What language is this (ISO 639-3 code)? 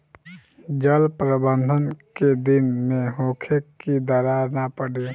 bho